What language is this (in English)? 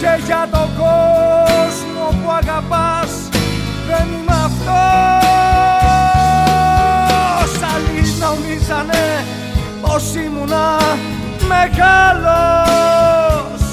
Greek